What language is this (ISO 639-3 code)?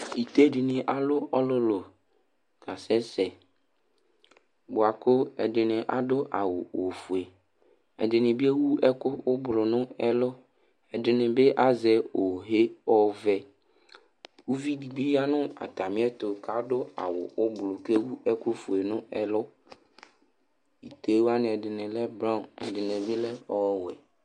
kpo